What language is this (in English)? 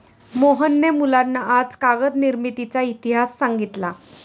Marathi